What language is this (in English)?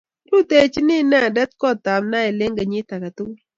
Kalenjin